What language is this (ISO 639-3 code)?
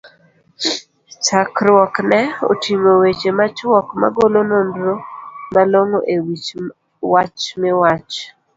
luo